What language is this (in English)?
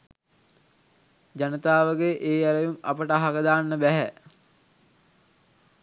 Sinhala